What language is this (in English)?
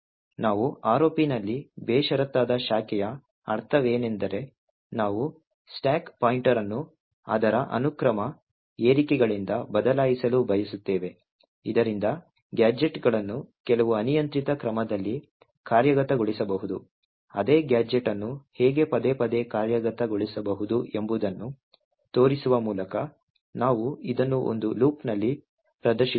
Kannada